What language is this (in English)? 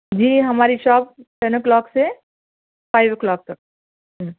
Urdu